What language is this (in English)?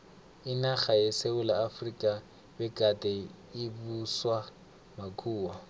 South Ndebele